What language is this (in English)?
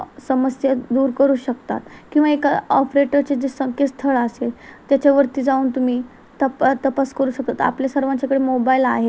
Marathi